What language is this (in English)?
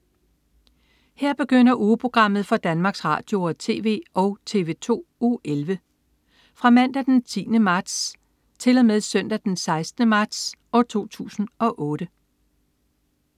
Danish